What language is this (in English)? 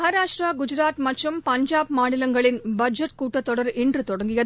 Tamil